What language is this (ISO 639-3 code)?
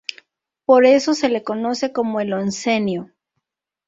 spa